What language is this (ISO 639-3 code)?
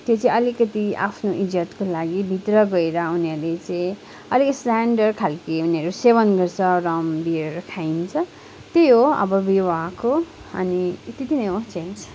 nep